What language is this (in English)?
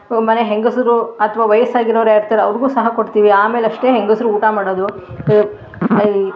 Kannada